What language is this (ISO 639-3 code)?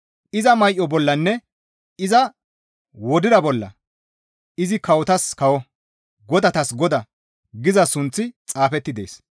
gmv